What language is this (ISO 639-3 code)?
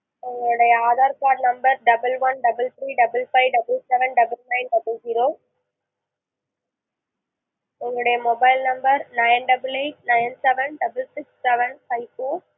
tam